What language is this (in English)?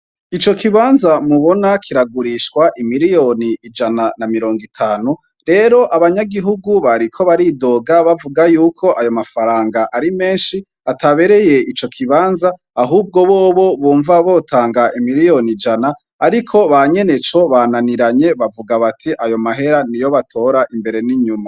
Rundi